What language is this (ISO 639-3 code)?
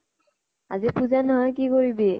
asm